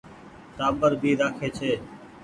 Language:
Goaria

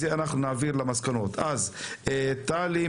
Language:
Hebrew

